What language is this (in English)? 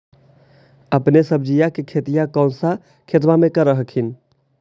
Magahi